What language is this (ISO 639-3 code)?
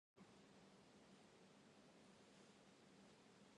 jpn